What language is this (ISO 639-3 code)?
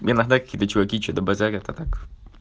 rus